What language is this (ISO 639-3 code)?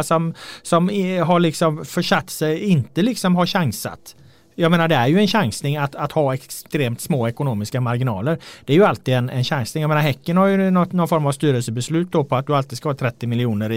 swe